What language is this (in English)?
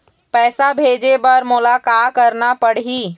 Chhattisgarhi